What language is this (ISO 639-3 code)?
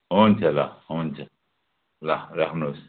nep